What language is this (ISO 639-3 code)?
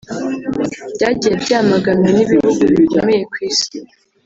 kin